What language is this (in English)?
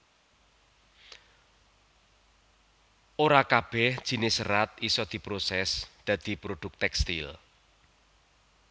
Javanese